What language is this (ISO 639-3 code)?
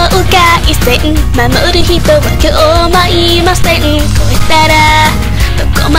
kor